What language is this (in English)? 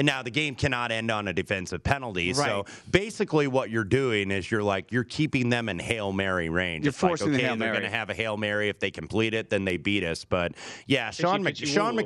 English